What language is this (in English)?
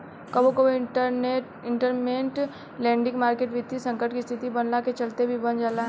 Bhojpuri